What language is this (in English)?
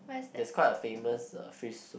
English